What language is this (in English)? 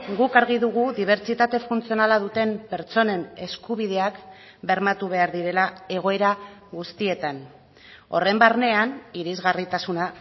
Basque